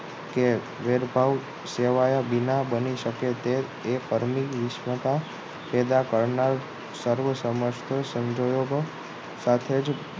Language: Gujarati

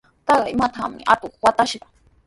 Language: Sihuas Ancash Quechua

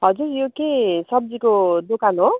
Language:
Nepali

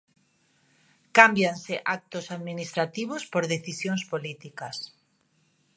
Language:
Galician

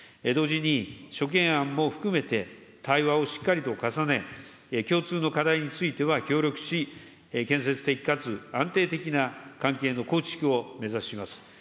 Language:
Japanese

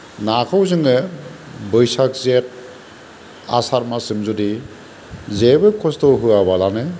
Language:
Bodo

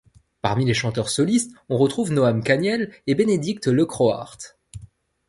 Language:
French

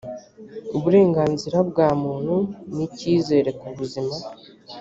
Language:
Kinyarwanda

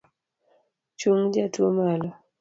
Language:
Luo (Kenya and Tanzania)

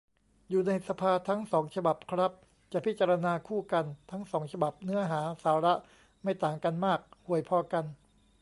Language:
Thai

